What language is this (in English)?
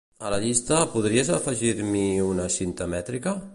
Catalan